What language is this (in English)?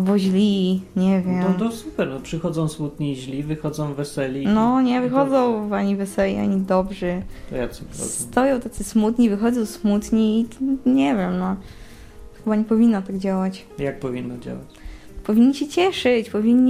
Polish